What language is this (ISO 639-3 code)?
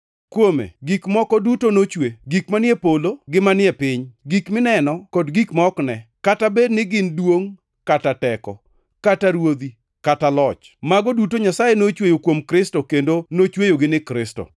luo